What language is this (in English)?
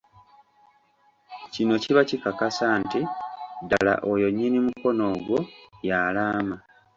Ganda